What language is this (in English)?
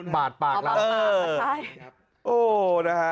Thai